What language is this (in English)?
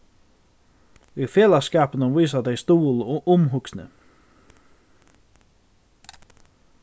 Faroese